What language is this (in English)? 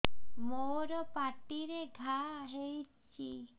Odia